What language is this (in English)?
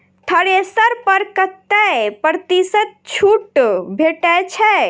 Maithili